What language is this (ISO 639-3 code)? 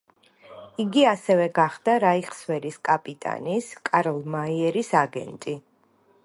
kat